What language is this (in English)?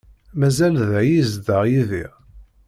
Kabyle